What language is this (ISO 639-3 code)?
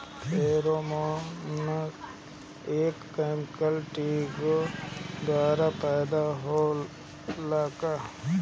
bho